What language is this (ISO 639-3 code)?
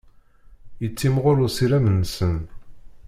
kab